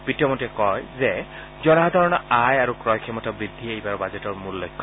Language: Assamese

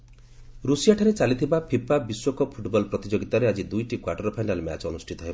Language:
Odia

